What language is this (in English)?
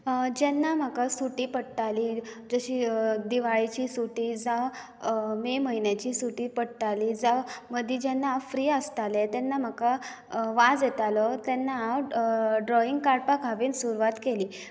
Konkani